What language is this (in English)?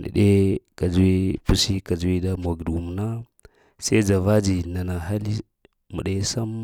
Lamang